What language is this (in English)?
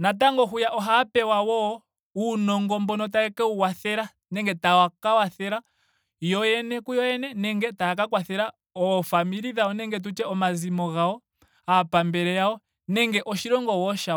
Ndonga